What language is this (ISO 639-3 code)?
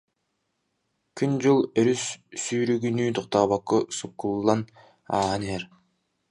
sah